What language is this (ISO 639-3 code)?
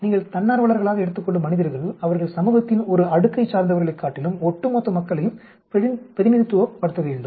tam